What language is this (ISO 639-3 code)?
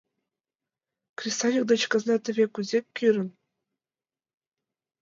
chm